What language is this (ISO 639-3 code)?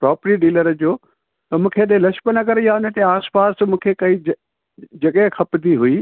snd